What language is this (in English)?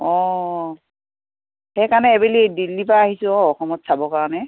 Assamese